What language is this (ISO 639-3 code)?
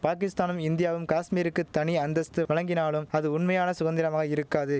tam